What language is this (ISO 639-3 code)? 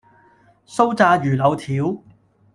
yue